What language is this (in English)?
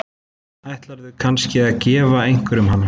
Icelandic